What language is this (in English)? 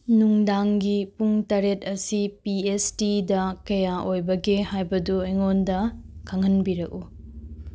Manipuri